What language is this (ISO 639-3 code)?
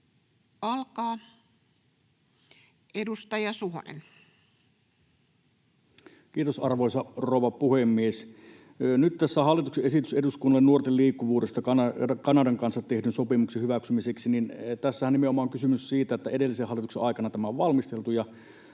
fin